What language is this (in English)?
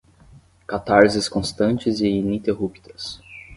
Portuguese